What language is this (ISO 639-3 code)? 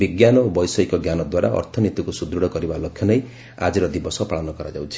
ori